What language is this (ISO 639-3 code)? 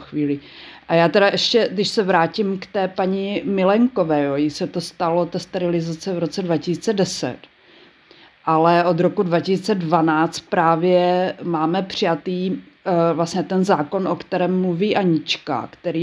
ces